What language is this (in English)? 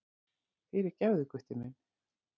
Icelandic